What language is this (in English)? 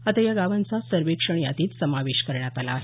Marathi